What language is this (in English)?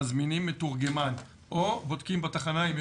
Hebrew